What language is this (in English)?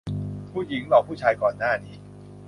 Thai